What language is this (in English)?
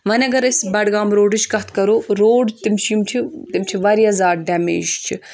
Kashmiri